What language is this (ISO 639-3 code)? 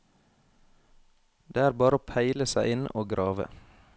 nor